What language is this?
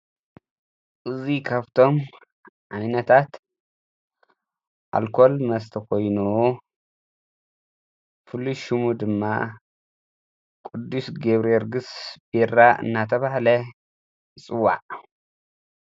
Tigrinya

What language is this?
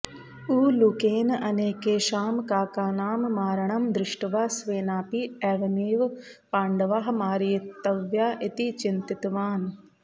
Sanskrit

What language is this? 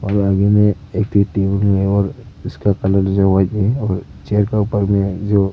Hindi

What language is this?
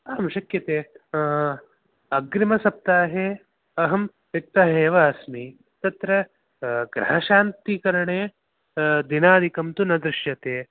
Sanskrit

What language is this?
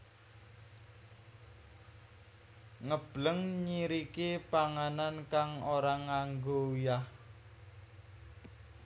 Javanese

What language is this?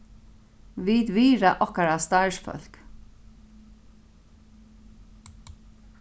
Faroese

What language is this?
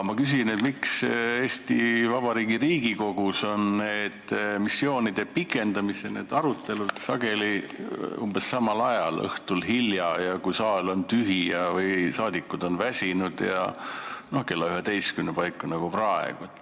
Estonian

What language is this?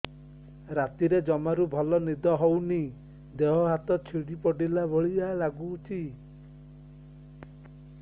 Odia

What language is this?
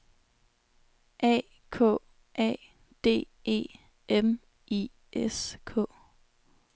Danish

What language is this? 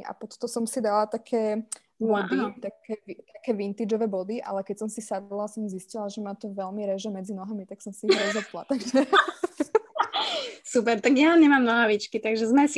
Slovak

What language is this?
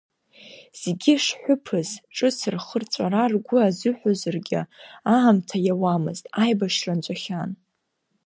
Abkhazian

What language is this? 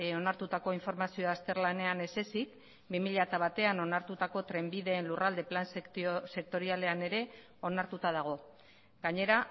Basque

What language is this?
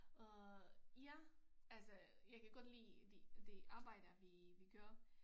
Danish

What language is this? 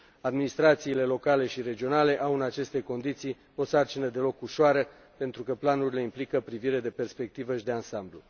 Romanian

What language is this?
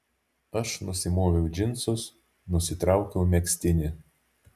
Lithuanian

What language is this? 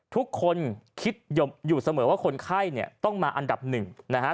Thai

